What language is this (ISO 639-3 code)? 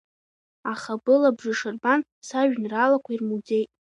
abk